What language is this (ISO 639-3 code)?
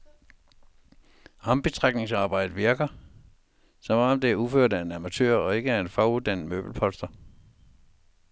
dan